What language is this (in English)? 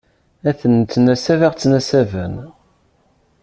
Kabyle